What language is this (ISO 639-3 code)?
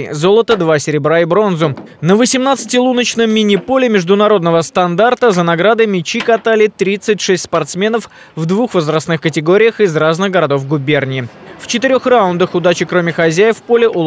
rus